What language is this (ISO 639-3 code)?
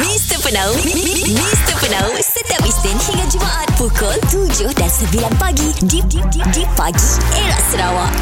msa